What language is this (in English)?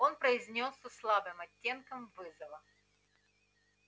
Russian